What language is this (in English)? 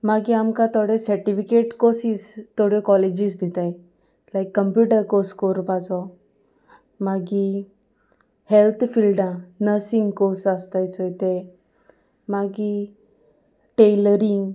Konkani